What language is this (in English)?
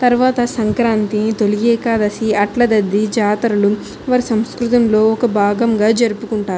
Telugu